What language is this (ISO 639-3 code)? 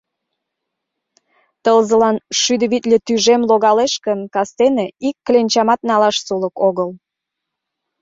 chm